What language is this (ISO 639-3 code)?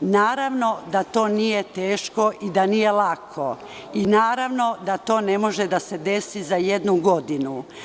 srp